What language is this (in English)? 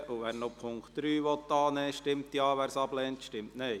Swiss German